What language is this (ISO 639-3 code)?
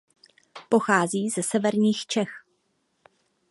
ces